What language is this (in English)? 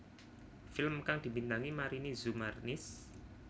Javanese